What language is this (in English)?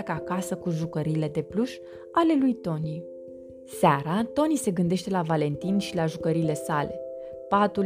Romanian